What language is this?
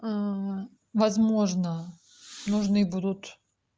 Russian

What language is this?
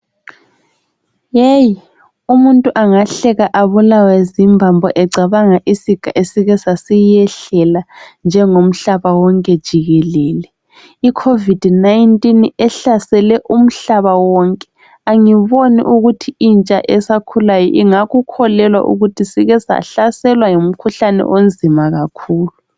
North Ndebele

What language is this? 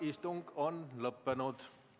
Estonian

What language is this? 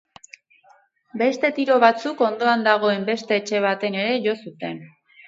Basque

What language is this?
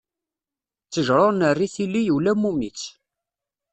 Kabyle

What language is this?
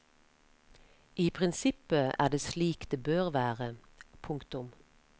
Norwegian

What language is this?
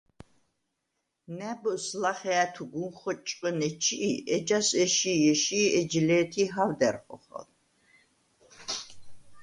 Svan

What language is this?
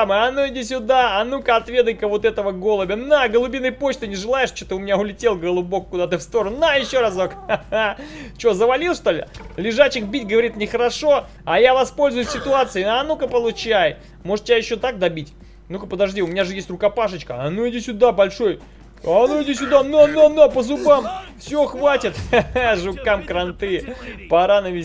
Russian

